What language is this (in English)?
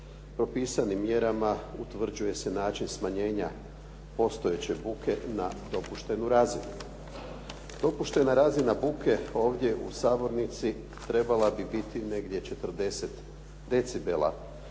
Croatian